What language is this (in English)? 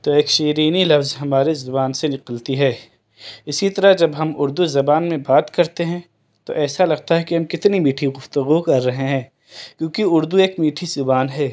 Urdu